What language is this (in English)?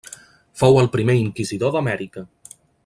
Catalan